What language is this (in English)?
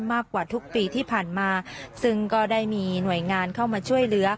Thai